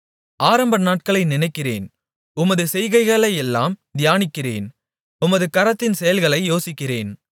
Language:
Tamil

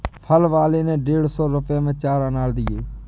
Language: Hindi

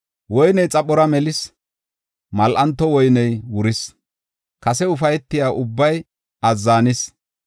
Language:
Gofa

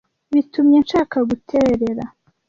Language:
Kinyarwanda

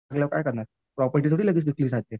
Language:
Marathi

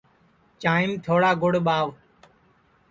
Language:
Sansi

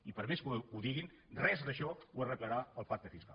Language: Catalan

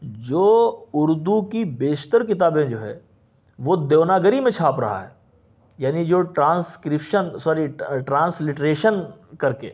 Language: Urdu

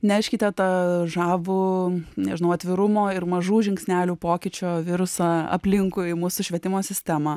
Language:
Lithuanian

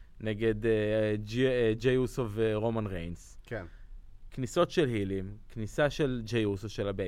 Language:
Hebrew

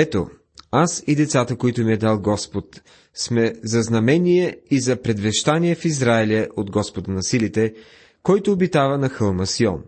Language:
Bulgarian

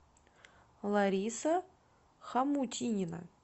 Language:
Russian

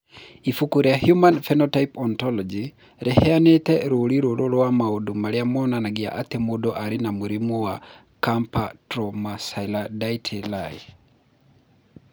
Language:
Kikuyu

